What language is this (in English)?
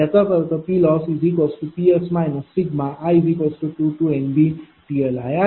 Marathi